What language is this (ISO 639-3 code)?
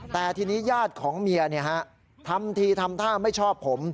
tha